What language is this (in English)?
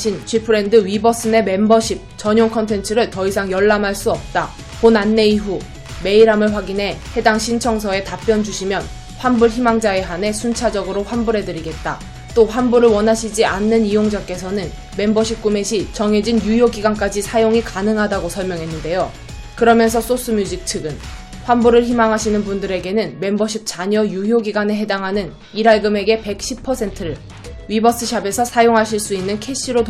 Korean